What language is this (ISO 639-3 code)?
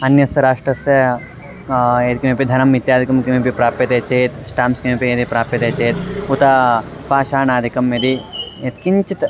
san